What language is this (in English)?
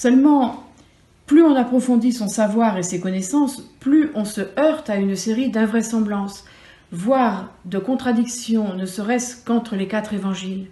French